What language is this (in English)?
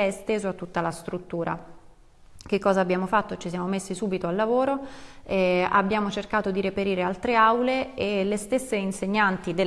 Italian